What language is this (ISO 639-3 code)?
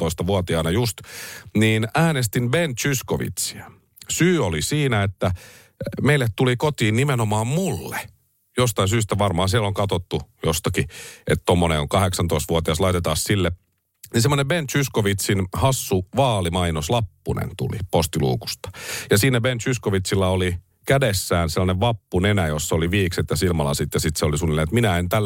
fin